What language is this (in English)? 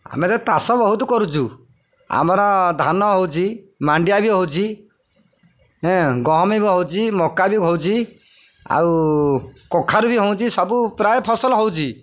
Odia